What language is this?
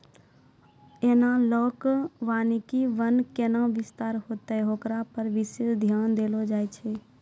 Maithili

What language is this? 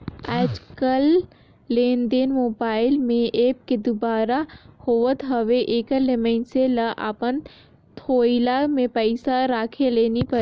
Chhattisgarhi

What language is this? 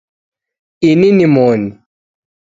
Taita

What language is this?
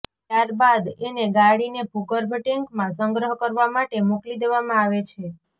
Gujarati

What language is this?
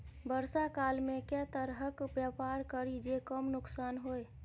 Maithili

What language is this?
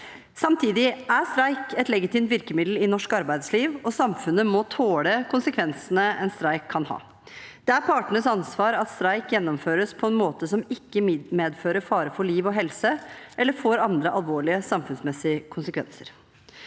Norwegian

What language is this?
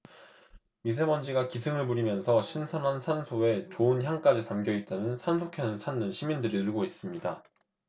Korean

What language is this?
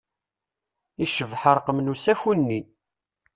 Kabyle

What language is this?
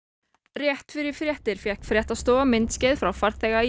Icelandic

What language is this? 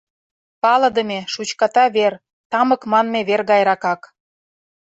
Mari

